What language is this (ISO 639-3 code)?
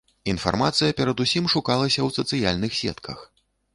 bel